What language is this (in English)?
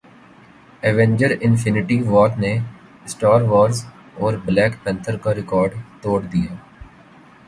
Urdu